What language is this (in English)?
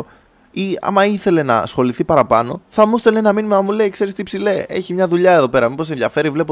Greek